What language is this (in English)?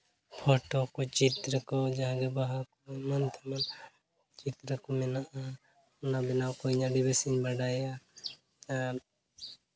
Santali